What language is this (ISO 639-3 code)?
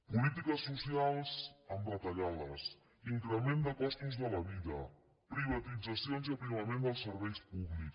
cat